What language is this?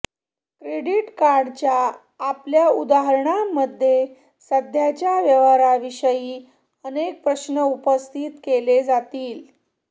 Marathi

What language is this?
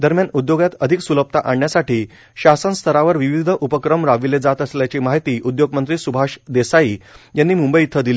Marathi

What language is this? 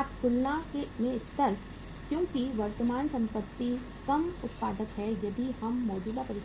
Hindi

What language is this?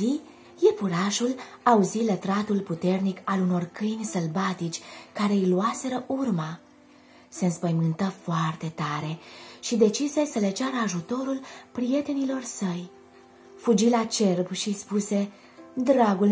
Romanian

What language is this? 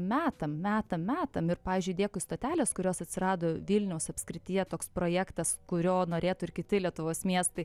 Lithuanian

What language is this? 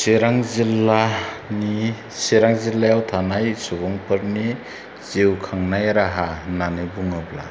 Bodo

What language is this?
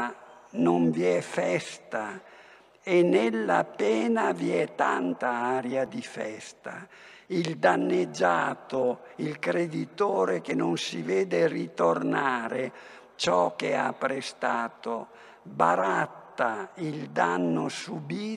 Italian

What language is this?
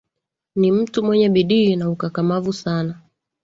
Swahili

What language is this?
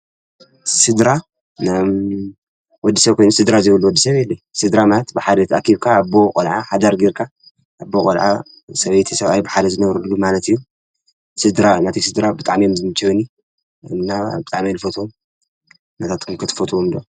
Tigrinya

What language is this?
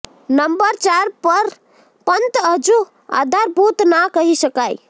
Gujarati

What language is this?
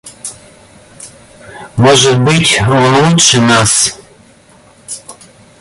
Russian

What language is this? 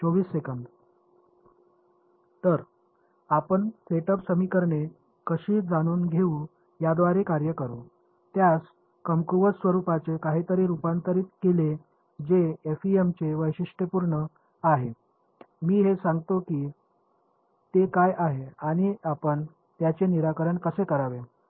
Marathi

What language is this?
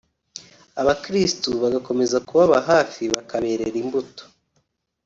Kinyarwanda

